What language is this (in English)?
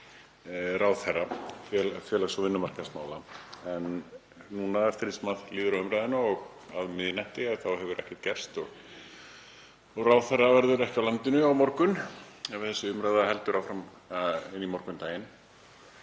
Icelandic